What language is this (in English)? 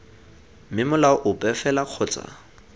Tswana